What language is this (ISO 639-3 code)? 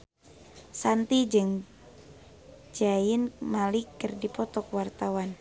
sun